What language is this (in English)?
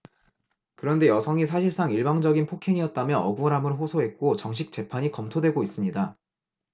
Korean